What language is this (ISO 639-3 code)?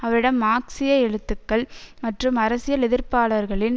tam